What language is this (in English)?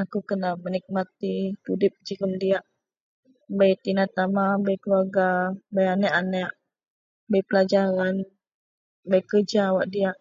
Central Melanau